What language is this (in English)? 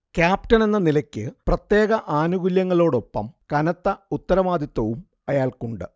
Malayalam